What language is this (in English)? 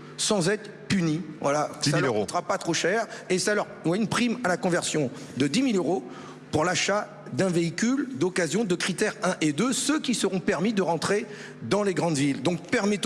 French